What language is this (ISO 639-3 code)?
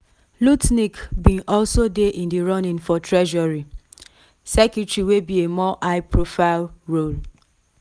pcm